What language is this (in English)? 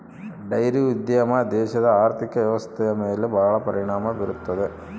Kannada